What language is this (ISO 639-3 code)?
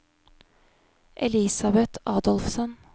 nor